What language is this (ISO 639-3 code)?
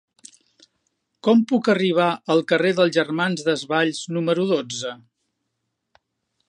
cat